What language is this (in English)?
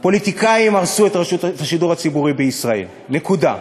Hebrew